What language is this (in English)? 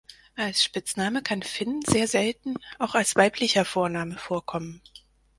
German